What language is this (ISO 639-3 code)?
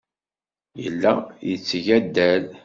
kab